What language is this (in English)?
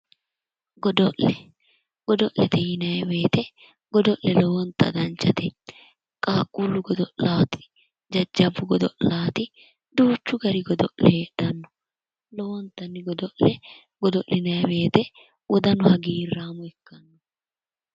Sidamo